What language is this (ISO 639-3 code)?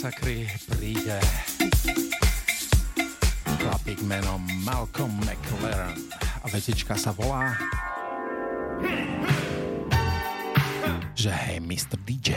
slk